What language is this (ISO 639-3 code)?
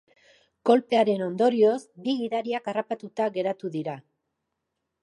eus